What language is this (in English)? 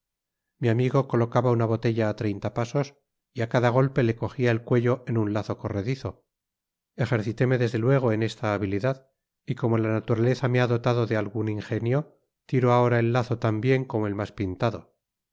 Spanish